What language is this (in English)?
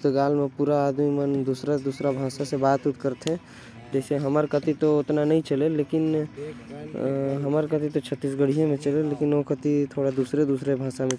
Korwa